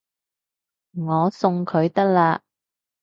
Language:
Cantonese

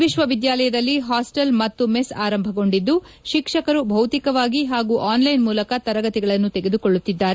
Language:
Kannada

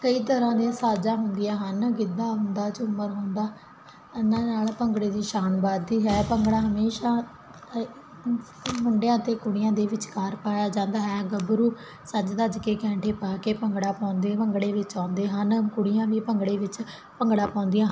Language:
Punjabi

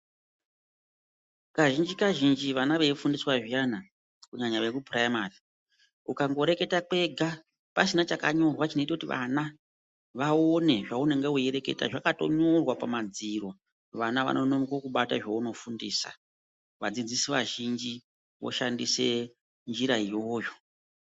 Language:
Ndau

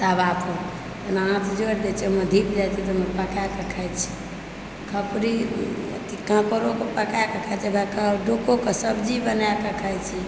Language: Maithili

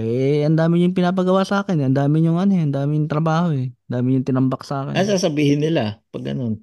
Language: Filipino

